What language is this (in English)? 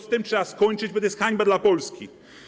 Polish